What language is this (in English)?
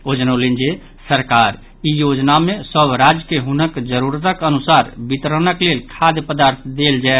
Maithili